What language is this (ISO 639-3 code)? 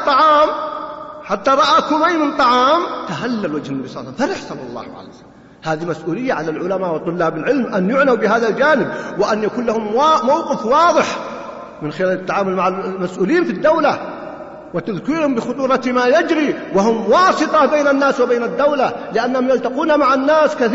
ara